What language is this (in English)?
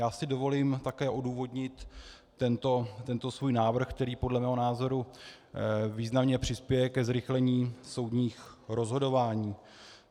Czech